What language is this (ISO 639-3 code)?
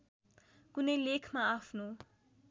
nep